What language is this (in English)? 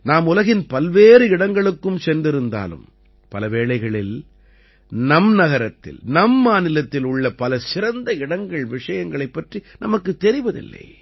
Tamil